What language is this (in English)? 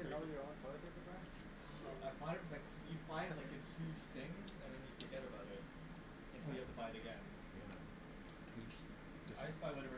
English